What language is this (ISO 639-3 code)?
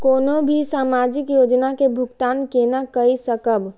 mai